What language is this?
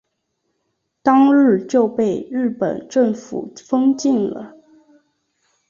Chinese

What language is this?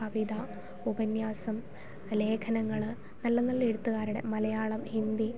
Malayalam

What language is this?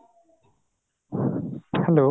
Odia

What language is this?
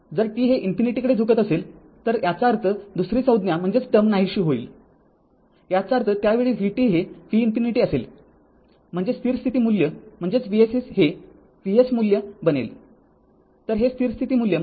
Marathi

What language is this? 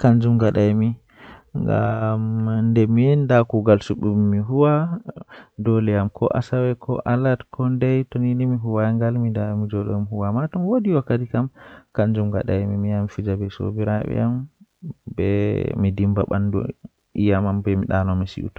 Western Niger Fulfulde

